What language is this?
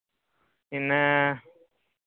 Santali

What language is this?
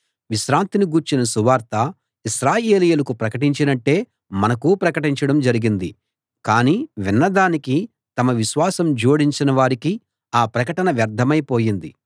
Telugu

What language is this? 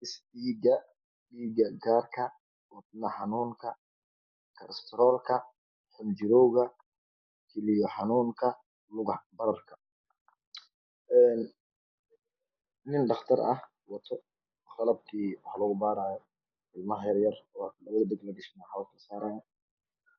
Somali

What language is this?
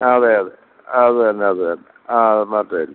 Malayalam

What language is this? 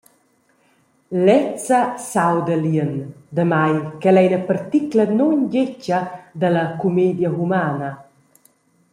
Romansh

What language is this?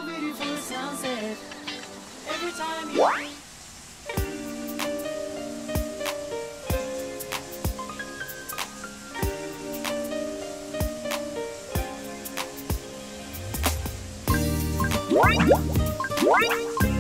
Japanese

